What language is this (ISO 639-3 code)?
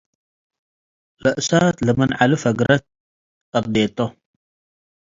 tig